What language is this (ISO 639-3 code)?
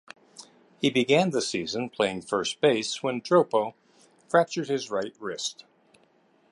eng